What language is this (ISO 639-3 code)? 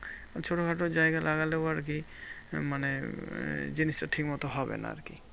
ben